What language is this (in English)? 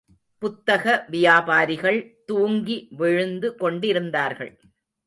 Tamil